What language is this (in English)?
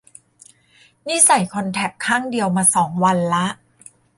Thai